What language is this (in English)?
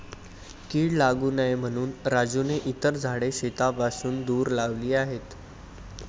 Marathi